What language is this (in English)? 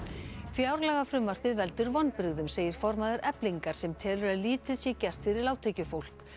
Icelandic